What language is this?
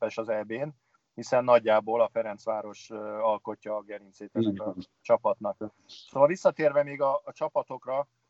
Hungarian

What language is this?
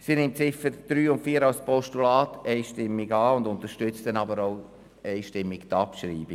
Swiss German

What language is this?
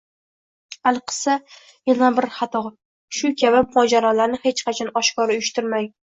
Uzbek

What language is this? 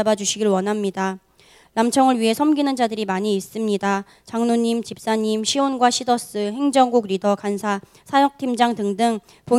Korean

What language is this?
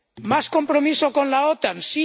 Spanish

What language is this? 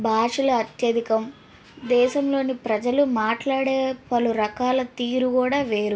Telugu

